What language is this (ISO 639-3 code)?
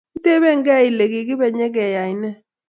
kln